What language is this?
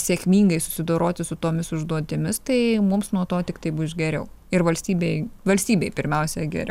Lithuanian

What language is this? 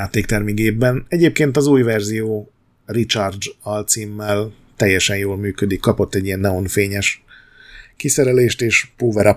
Hungarian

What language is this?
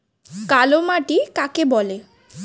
Bangla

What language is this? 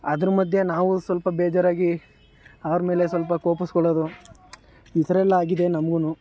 Kannada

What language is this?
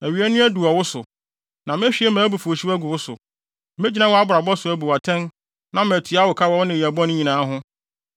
Akan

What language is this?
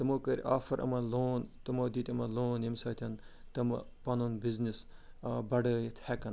Kashmiri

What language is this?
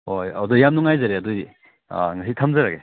Manipuri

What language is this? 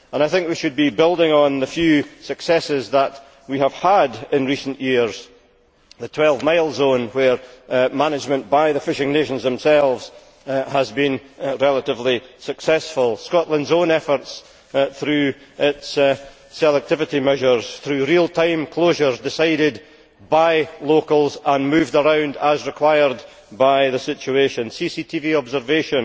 English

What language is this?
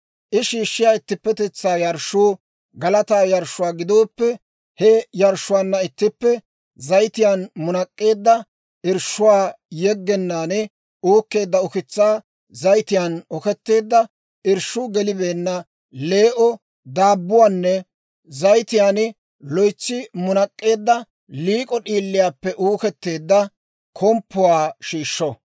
Dawro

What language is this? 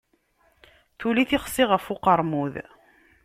Kabyle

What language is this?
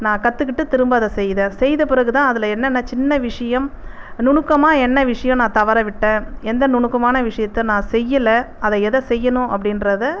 Tamil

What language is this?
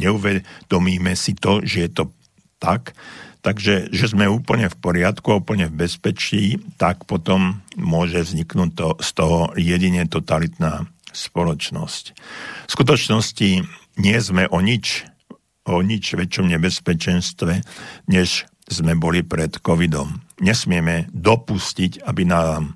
Slovak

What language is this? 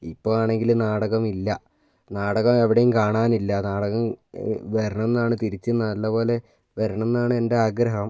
Malayalam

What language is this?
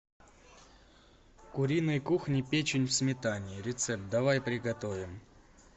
Russian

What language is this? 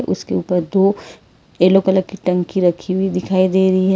Hindi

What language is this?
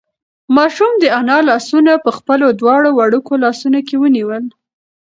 Pashto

